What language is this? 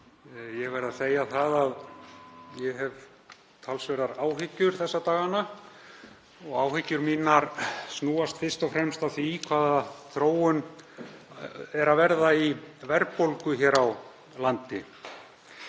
Icelandic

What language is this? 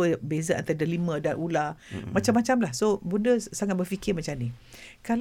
Malay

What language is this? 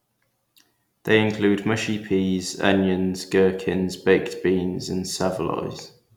English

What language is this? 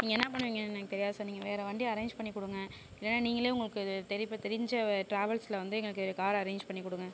Tamil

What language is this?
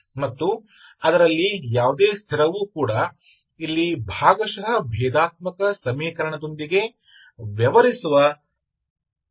Kannada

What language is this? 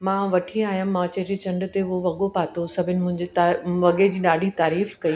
Sindhi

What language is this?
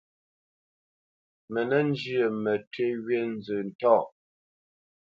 Bamenyam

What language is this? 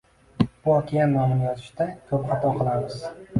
Uzbek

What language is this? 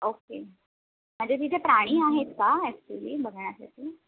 Marathi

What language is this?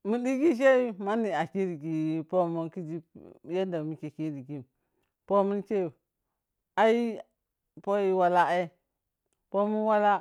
Piya-Kwonci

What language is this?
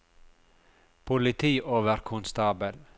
Norwegian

